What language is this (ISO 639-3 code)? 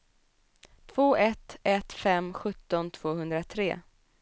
swe